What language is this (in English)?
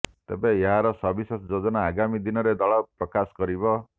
Odia